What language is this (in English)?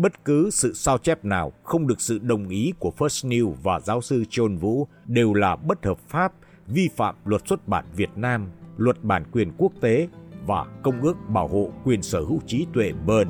Vietnamese